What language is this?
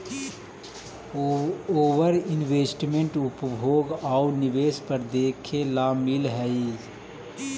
Magahi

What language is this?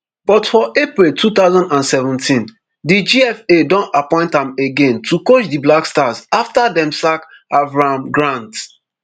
Nigerian Pidgin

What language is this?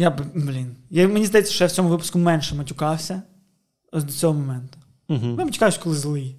Ukrainian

